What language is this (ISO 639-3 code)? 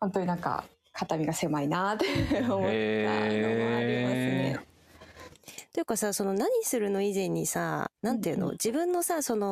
jpn